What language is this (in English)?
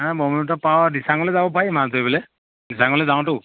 Assamese